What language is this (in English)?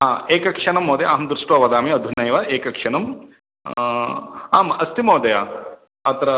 Sanskrit